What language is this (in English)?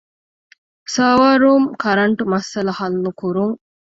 Divehi